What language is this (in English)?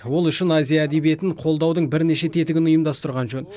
Kazakh